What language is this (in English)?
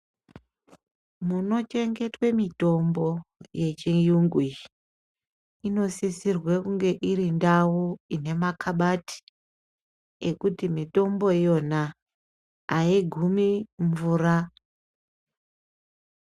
Ndau